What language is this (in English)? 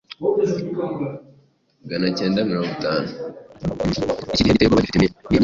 Kinyarwanda